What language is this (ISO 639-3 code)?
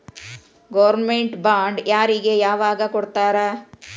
kan